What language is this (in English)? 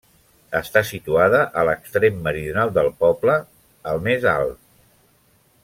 Catalan